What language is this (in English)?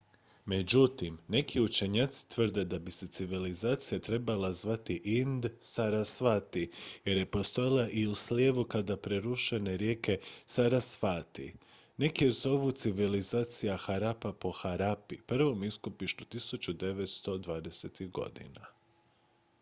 Croatian